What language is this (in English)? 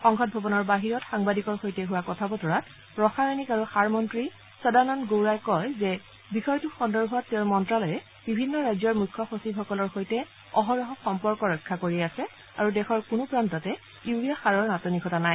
Assamese